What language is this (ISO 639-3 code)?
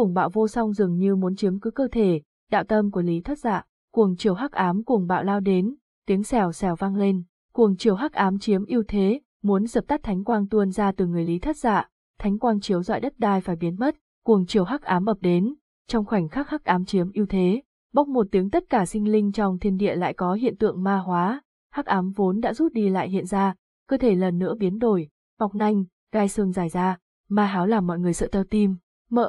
vie